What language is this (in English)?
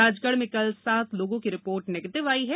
Hindi